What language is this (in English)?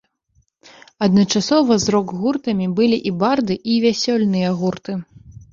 Belarusian